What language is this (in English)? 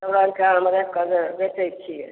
Maithili